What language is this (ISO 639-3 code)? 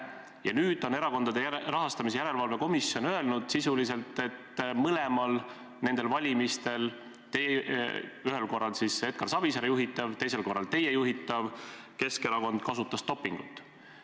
est